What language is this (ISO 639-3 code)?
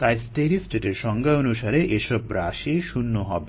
ben